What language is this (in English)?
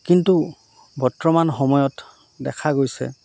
Assamese